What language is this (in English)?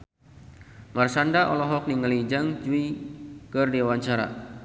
Sundanese